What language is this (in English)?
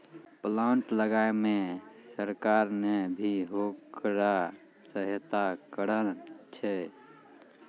Maithili